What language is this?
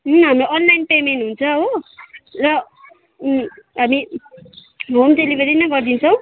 Nepali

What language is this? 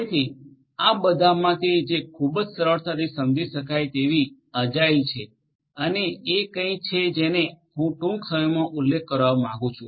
Gujarati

